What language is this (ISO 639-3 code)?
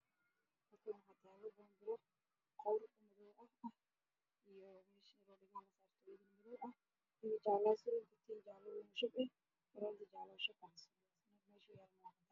som